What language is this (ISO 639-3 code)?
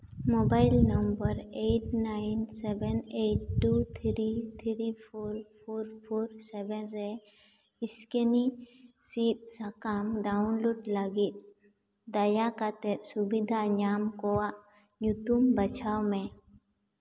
sat